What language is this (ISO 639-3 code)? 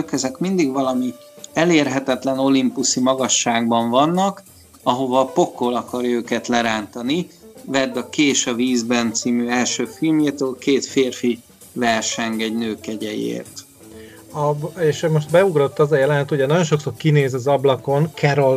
hun